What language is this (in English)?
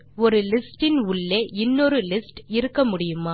Tamil